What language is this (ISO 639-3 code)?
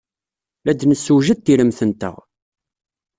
kab